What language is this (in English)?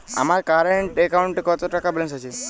Bangla